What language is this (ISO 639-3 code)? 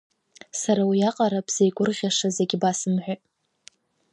abk